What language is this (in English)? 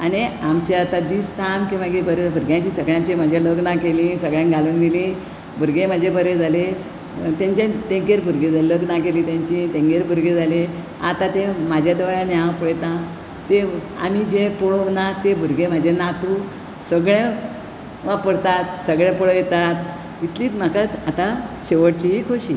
Konkani